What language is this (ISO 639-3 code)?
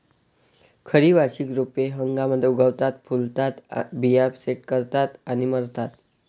mar